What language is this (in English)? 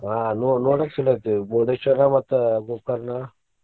Kannada